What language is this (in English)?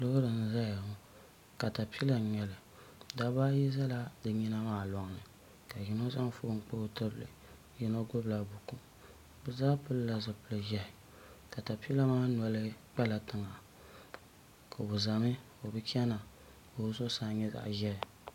Dagbani